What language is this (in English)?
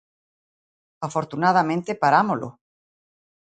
Galician